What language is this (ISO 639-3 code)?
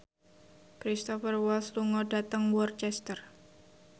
jav